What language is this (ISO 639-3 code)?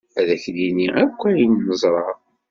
kab